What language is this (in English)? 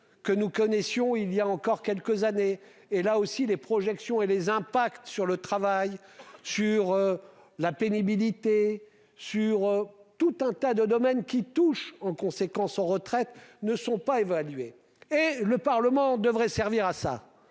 French